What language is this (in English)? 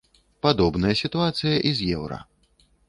Belarusian